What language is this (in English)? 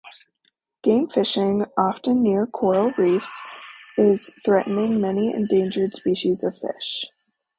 English